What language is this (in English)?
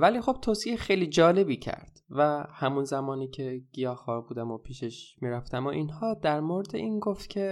Persian